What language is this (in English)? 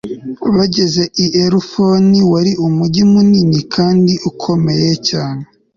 Kinyarwanda